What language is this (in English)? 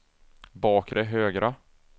Swedish